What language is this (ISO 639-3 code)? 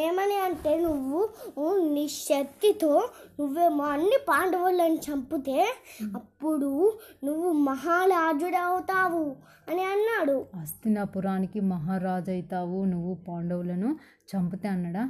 tel